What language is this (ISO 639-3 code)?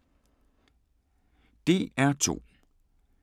dan